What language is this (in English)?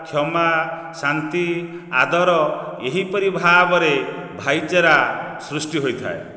Odia